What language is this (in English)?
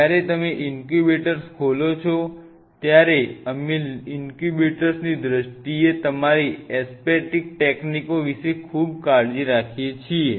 Gujarati